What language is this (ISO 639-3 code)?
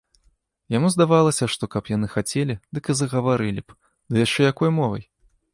bel